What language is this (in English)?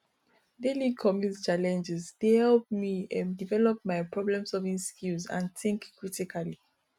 Nigerian Pidgin